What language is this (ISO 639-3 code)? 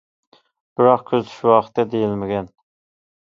uig